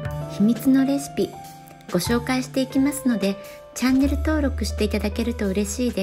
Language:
Japanese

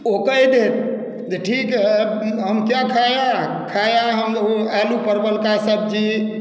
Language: Maithili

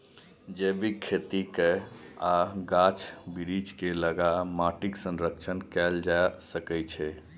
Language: Maithili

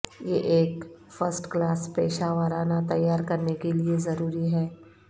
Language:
Urdu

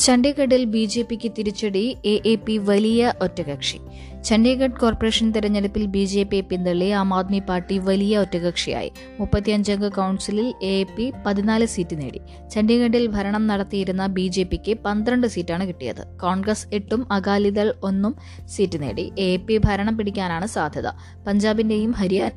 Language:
Malayalam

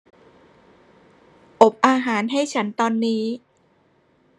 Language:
Thai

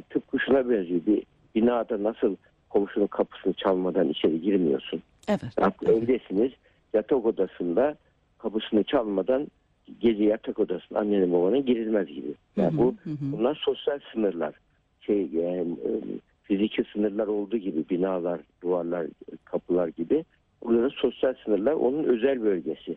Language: Turkish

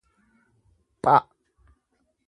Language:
Oromo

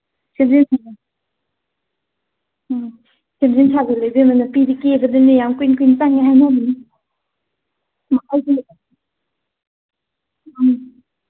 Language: Manipuri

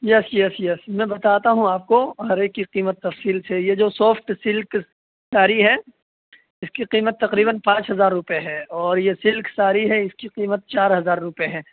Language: Urdu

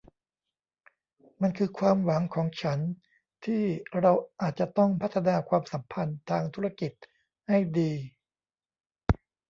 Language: Thai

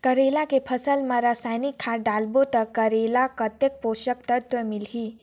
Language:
Chhattisgarhi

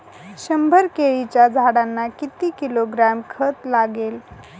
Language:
Marathi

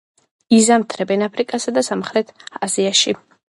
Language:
Georgian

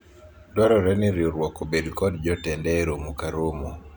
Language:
Luo (Kenya and Tanzania)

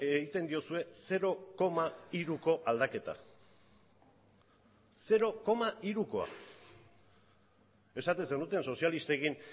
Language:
Basque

